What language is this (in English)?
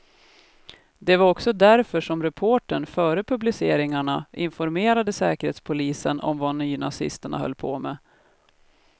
Swedish